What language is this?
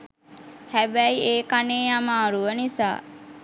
Sinhala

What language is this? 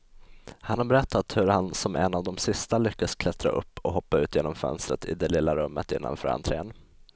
Swedish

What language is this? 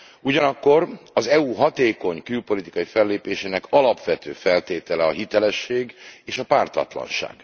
Hungarian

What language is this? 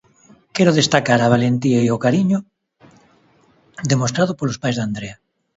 Galician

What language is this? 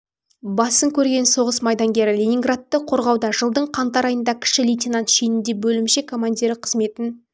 Kazakh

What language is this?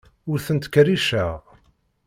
Kabyle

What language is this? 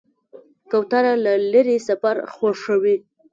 Pashto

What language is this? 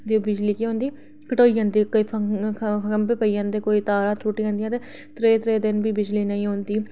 Dogri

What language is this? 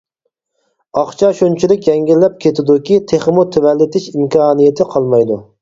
Uyghur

